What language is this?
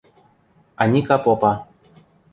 Western Mari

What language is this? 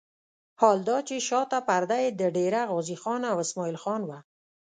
Pashto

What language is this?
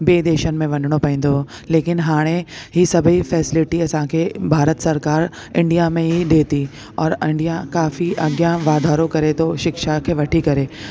Sindhi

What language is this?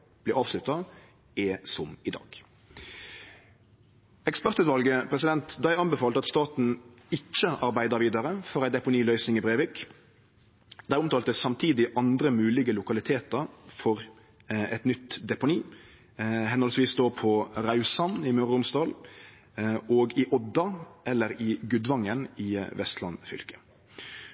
Norwegian Nynorsk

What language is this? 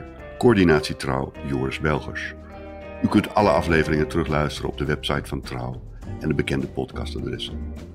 Dutch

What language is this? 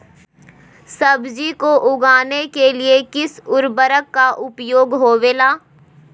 Magahi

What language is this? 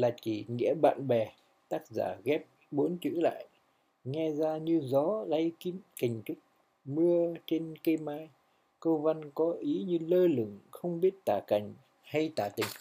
Vietnamese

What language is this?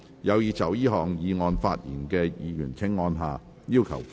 Cantonese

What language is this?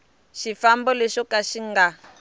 Tsonga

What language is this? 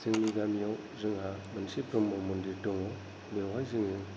Bodo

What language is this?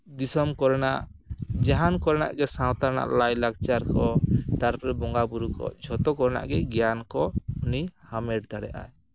Santali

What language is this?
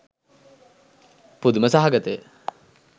Sinhala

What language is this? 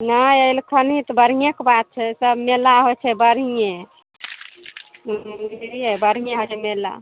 Maithili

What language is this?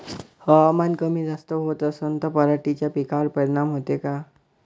Marathi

